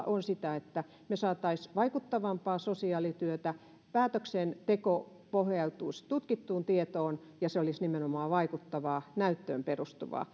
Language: Finnish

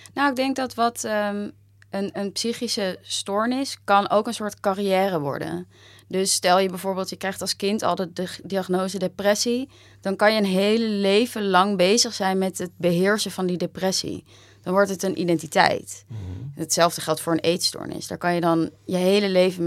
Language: Dutch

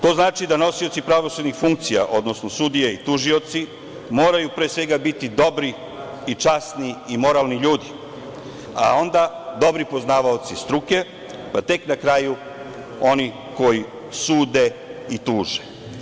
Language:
Serbian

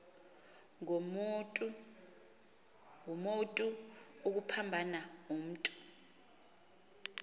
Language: Xhosa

